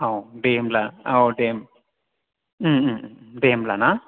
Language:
Bodo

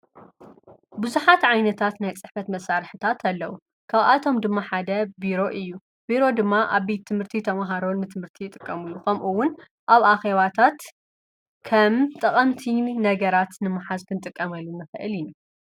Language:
Tigrinya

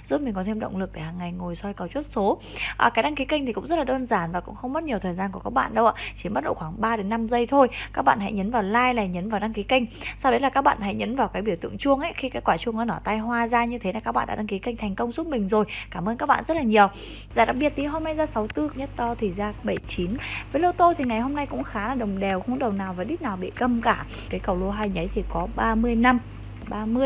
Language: Vietnamese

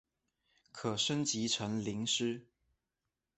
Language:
Chinese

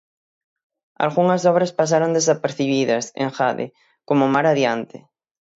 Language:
Galician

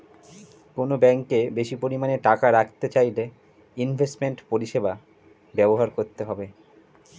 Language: Bangla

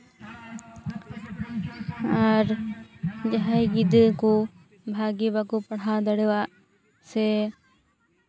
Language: Santali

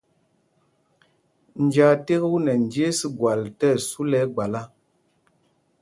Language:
Mpumpong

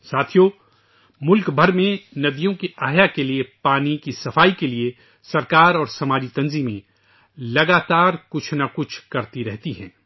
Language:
Urdu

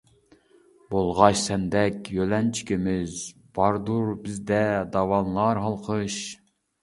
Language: Uyghur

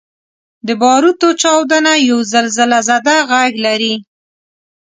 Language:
Pashto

